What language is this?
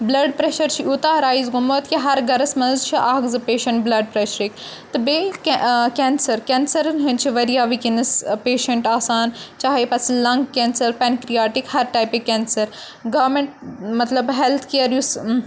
Kashmiri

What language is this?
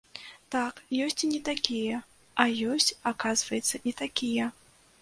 Belarusian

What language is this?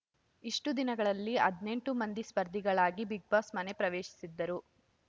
Kannada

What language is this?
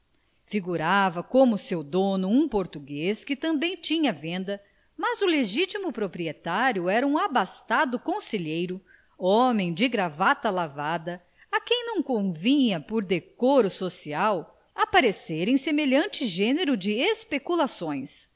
Portuguese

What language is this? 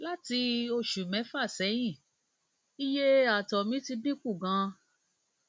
Yoruba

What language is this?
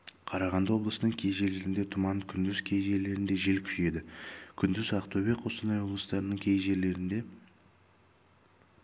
Kazakh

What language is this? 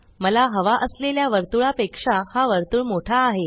Marathi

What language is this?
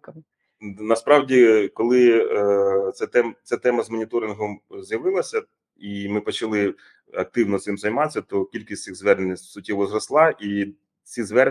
Ukrainian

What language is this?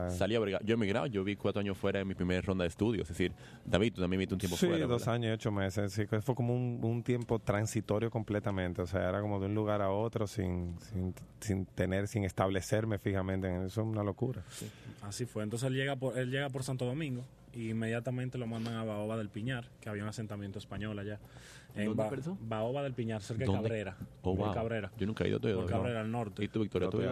Spanish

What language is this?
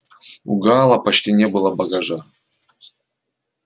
Russian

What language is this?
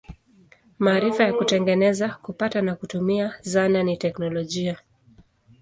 Swahili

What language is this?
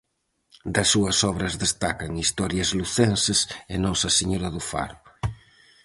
Galician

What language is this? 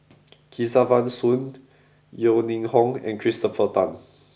English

